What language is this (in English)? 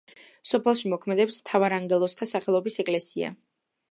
Georgian